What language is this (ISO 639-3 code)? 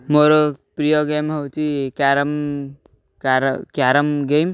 ori